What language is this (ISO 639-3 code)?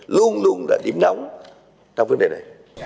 vie